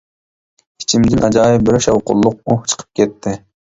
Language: Uyghur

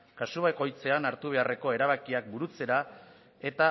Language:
Basque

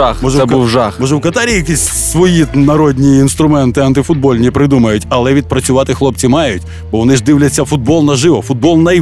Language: Ukrainian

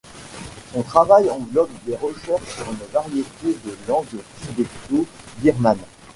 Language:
French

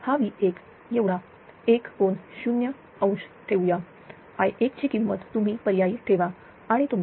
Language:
Marathi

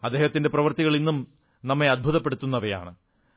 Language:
Malayalam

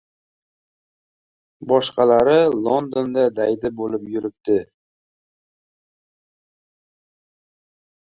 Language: Uzbek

